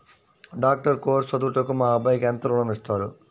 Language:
Telugu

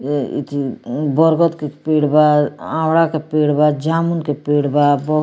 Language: Bhojpuri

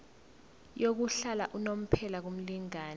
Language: Zulu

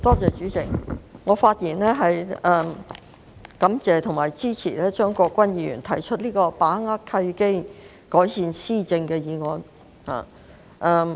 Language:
Cantonese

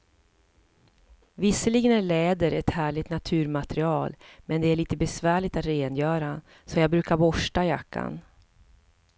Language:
Swedish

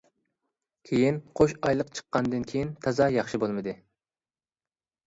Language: Uyghur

